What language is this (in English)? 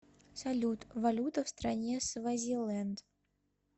Russian